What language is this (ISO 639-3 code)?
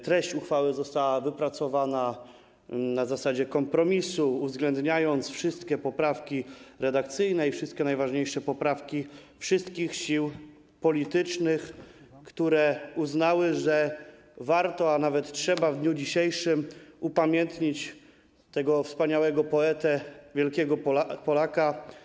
pol